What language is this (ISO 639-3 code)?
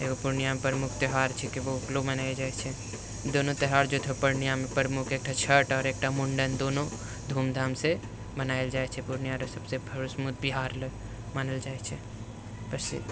mai